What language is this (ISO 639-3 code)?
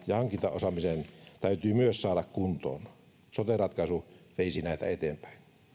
fin